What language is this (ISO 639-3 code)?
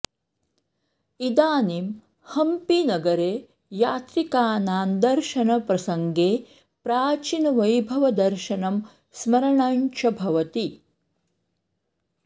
san